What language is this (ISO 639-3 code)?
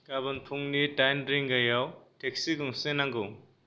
brx